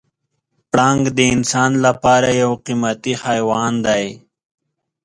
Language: Pashto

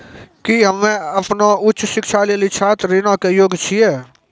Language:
Maithili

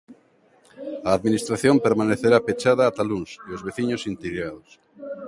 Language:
Galician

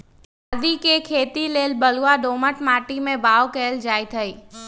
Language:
Magahi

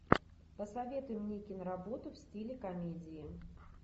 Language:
Russian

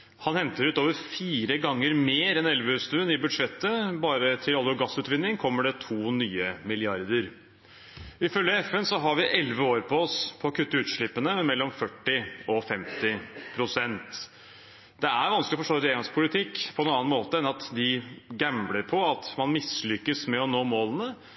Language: Norwegian Bokmål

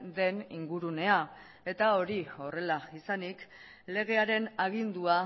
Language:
Basque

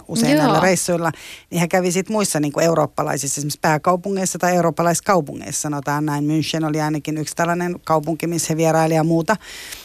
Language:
Finnish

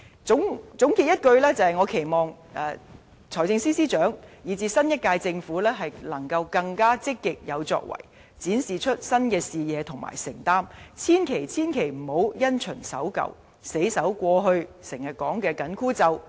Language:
Cantonese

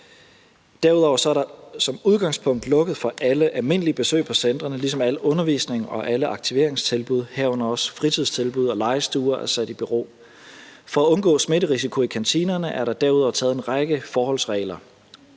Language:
Danish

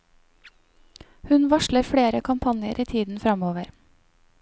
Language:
Norwegian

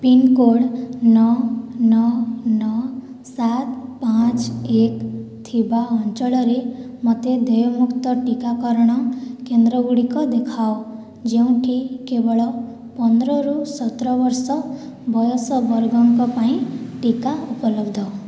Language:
Odia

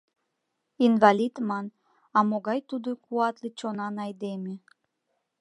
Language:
Mari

